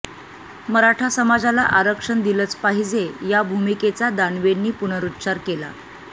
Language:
Marathi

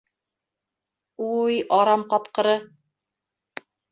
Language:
Bashkir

